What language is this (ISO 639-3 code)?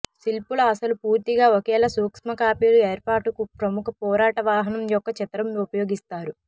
tel